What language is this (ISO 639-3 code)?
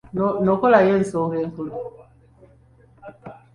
lug